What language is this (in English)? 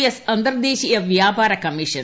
Malayalam